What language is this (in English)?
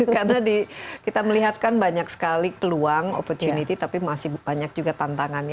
Indonesian